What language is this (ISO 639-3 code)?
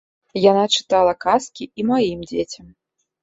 bel